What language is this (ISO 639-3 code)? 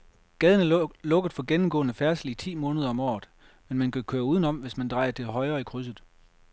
dan